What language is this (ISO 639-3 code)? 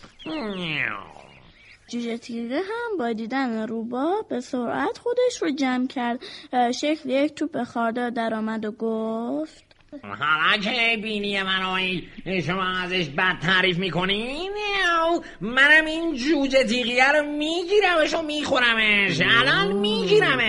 fas